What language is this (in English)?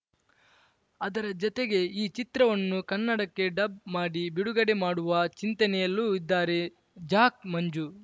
Kannada